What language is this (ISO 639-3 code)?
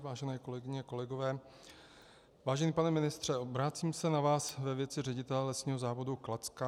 ces